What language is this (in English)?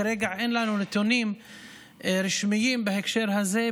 Hebrew